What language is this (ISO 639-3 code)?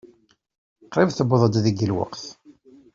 kab